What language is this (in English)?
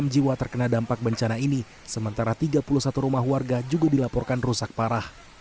Indonesian